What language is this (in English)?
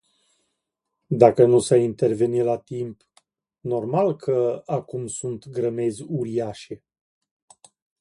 Romanian